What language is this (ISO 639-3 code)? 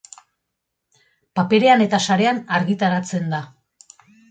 eus